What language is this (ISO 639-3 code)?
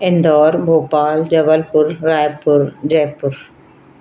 snd